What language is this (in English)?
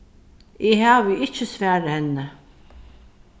Faroese